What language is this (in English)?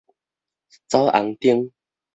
Min Nan Chinese